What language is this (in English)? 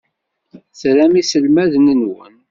Kabyle